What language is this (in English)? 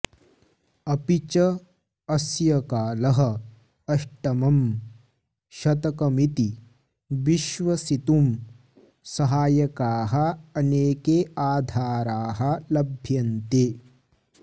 Sanskrit